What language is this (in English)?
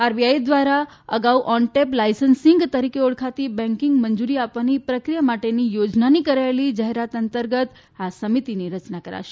Gujarati